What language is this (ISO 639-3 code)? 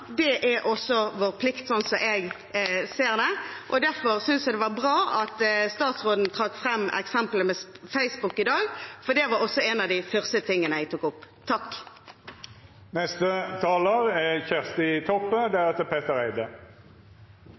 nor